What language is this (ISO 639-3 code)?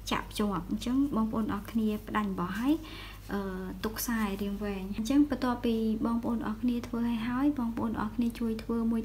vie